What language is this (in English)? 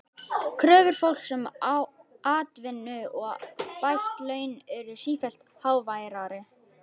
Icelandic